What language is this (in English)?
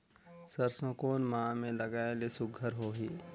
Chhattisgarhi